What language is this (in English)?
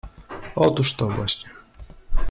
Polish